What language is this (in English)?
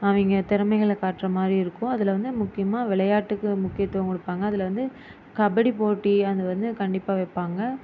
Tamil